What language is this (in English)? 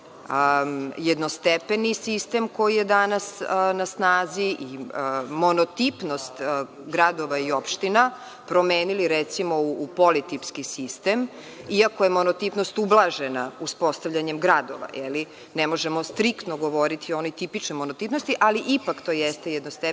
Serbian